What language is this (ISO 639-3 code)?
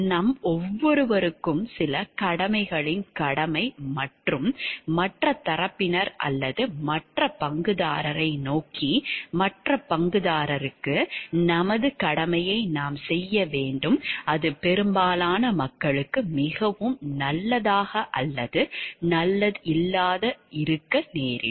tam